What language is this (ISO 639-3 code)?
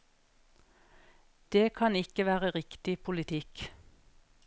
nor